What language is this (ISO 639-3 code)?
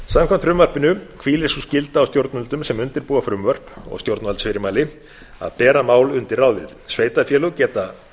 isl